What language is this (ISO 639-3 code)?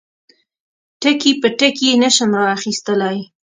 pus